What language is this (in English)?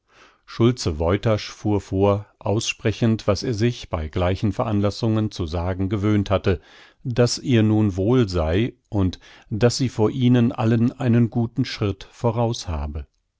German